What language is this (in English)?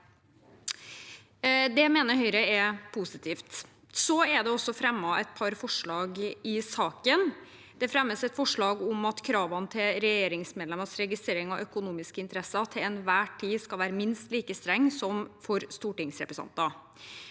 Norwegian